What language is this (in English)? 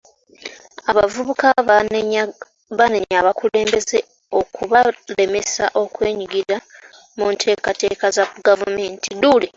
Ganda